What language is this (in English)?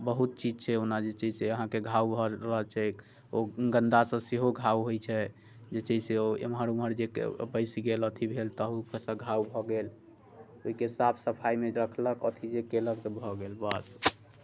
Maithili